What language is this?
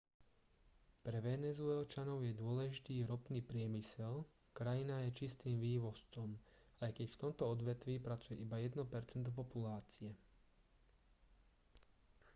Slovak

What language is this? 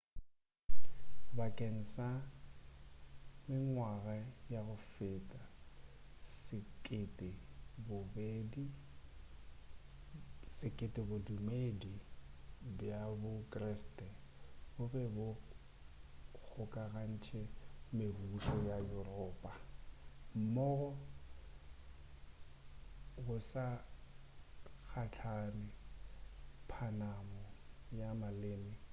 Northern Sotho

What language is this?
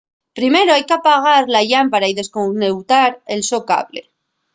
Asturian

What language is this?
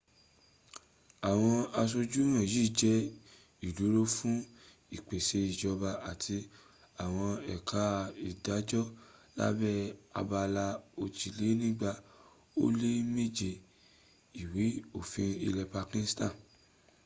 Yoruba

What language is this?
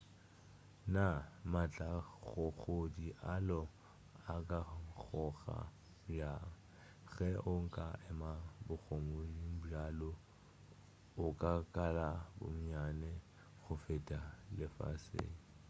Northern Sotho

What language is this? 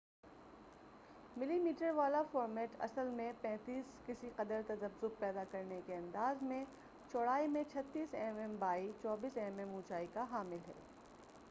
Urdu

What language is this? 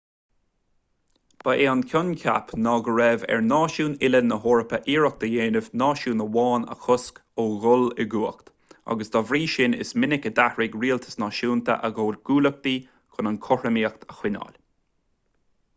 Irish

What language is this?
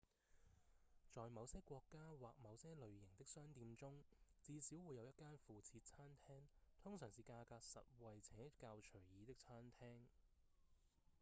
Cantonese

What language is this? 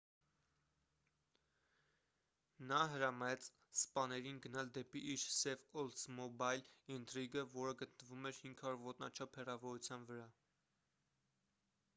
Armenian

